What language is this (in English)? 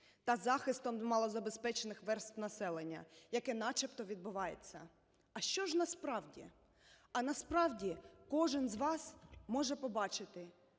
Ukrainian